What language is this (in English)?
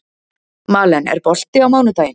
Icelandic